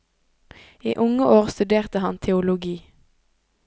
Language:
Norwegian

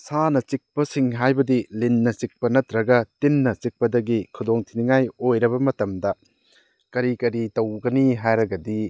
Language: Manipuri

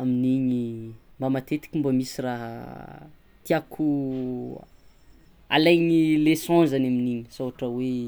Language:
Tsimihety Malagasy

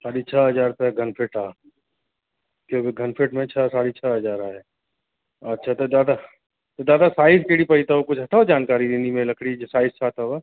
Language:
Sindhi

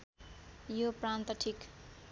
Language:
Nepali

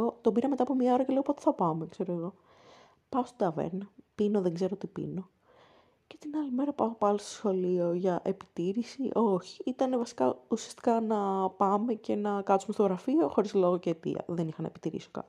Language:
Greek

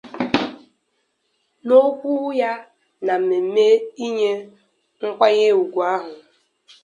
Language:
Igbo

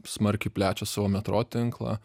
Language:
Lithuanian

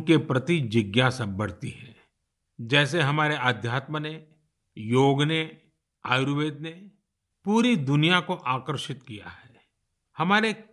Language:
Hindi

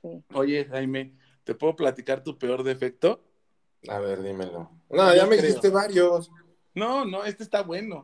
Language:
Spanish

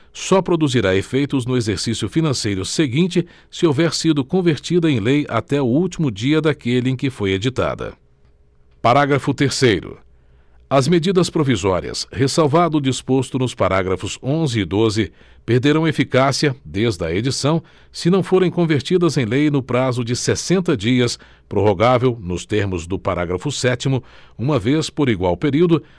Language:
Portuguese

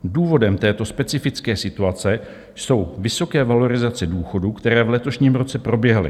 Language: Czech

